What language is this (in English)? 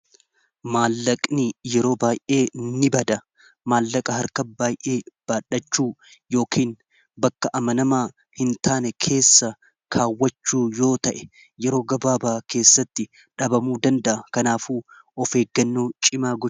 Oromo